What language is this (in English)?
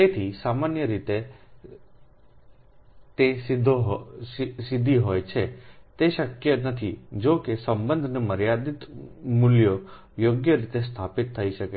Gujarati